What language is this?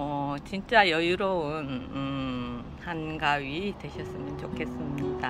Korean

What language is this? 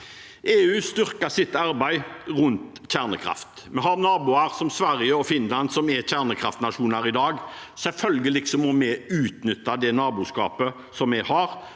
Norwegian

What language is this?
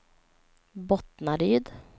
Swedish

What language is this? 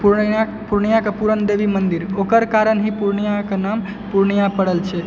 Maithili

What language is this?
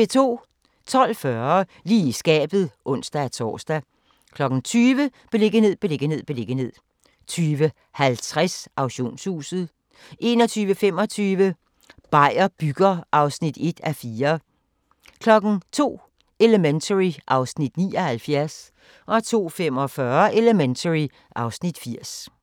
Danish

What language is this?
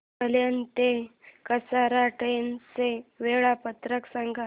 Marathi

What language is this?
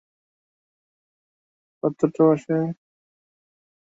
Bangla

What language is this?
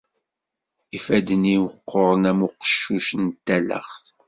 Kabyle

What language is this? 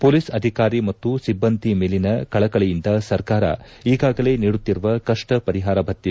Kannada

